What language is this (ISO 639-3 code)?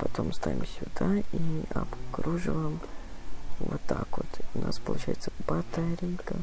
rus